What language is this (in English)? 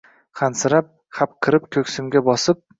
Uzbek